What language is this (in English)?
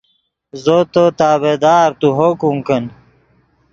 Yidgha